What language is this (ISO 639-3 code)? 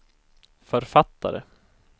swe